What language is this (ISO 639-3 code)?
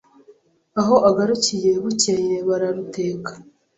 kin